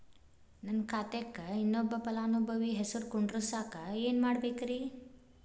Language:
Kannada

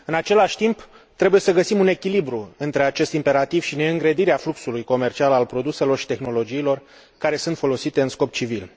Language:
Romanian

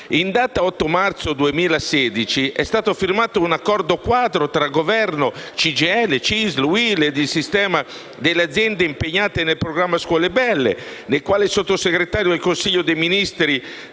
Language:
Italian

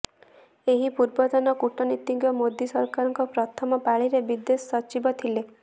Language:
Odia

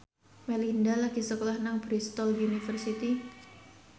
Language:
Javanese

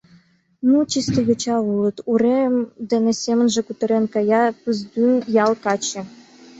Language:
Mari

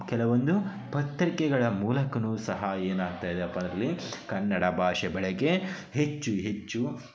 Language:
Kannada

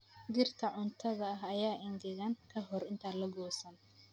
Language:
Somali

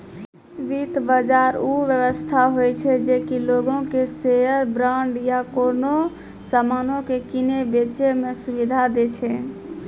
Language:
Maithili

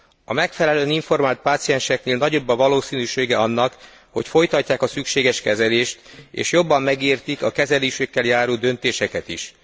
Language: Hungarian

